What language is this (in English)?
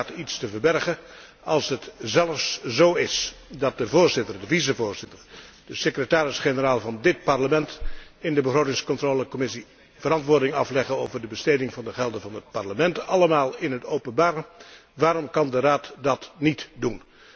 Dutch